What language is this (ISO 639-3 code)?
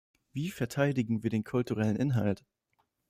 deu